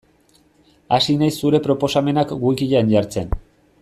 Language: Basque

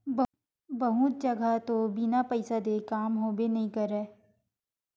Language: Chhattisgarhi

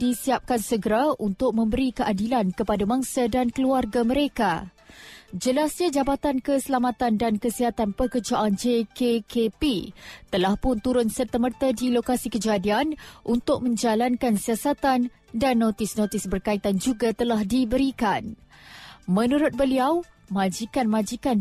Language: Malay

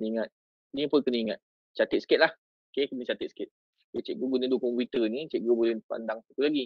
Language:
Malay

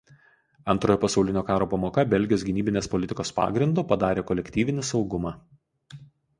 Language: Lithuanian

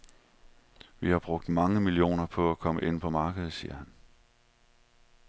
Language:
Danish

